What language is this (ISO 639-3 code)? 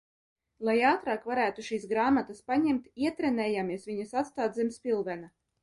lav